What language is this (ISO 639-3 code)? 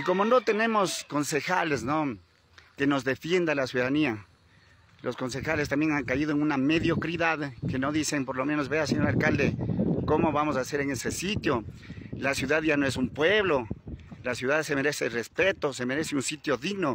spa